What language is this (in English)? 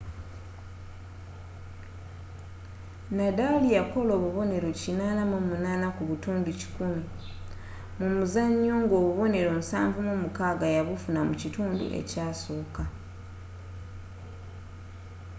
Ganda